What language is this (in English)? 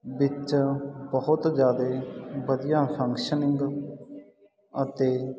Punjabi